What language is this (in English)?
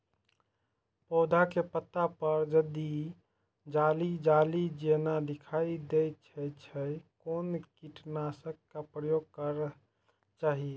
Maithili